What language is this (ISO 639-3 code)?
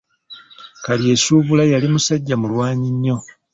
lug